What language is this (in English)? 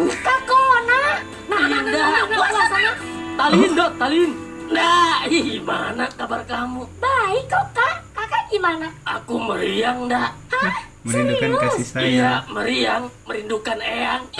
Indonesian